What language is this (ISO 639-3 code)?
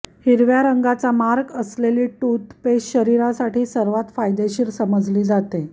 mar